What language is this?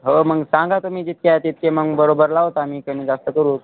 Marathi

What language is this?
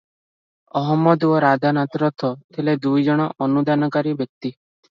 Odia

